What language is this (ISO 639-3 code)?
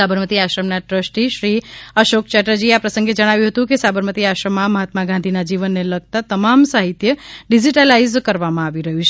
guj